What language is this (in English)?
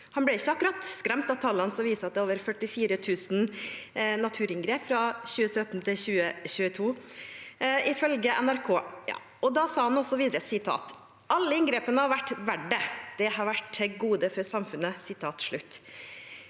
Norwegian